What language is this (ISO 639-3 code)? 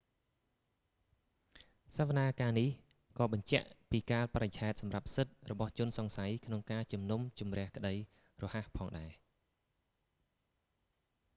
khm